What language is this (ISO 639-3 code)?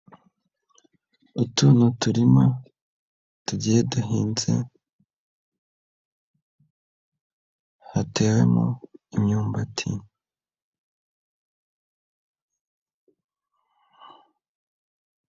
kin